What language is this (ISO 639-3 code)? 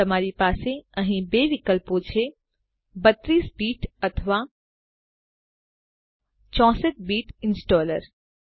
guj